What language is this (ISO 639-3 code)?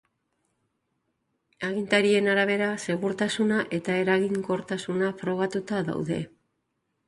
eus